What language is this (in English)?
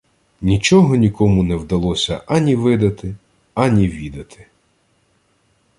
Ukrainian